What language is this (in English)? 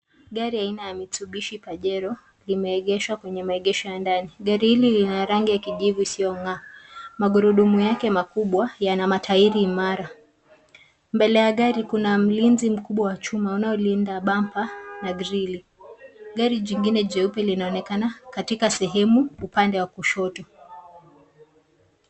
Swahili